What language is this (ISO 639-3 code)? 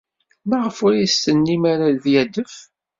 kab